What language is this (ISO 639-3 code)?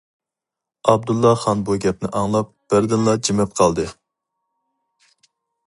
uig